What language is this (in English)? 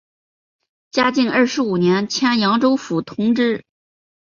Chinese